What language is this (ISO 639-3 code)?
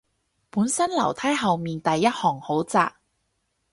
yue